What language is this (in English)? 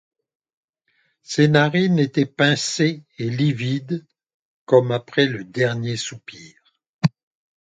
French